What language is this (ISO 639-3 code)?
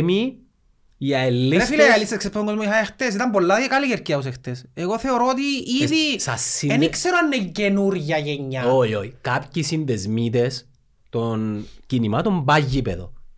ell